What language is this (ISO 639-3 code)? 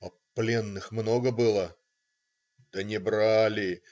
rus